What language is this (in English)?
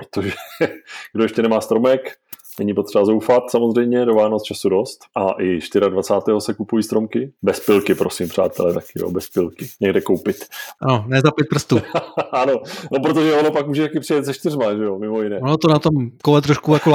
Czech